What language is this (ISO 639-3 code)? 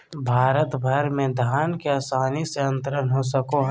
mag